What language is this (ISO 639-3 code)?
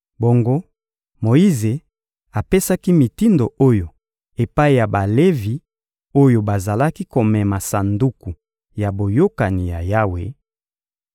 lin